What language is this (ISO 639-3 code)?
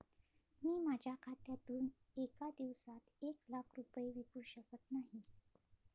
mar